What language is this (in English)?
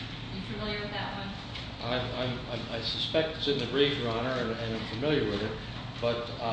English